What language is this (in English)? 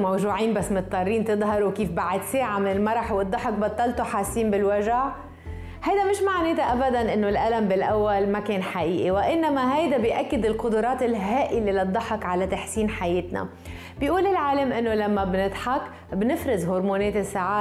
Arabic